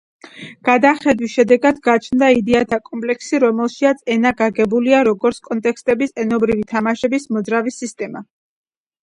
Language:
Georgian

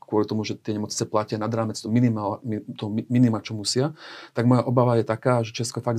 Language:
Slovak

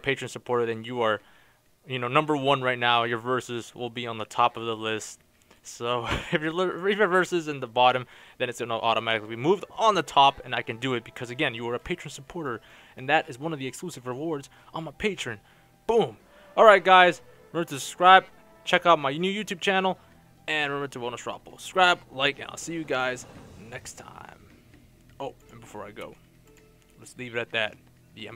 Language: English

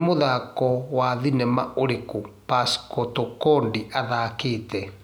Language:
Kikuyu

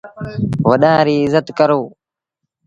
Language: Sindhi Bhil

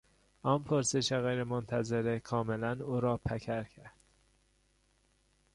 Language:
Persian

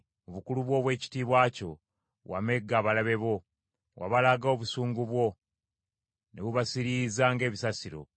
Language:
Ganda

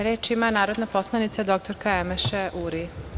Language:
Serbian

